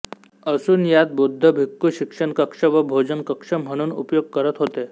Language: Marathi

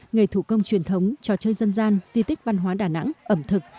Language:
Vietnamese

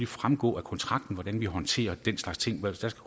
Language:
Danish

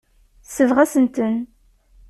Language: Kabyle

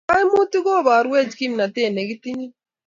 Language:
Kalenjin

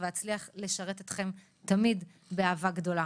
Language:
Hebrew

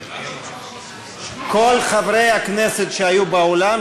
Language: Hebrew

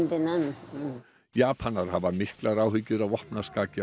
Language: Icelandic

